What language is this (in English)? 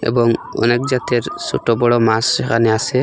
Bangla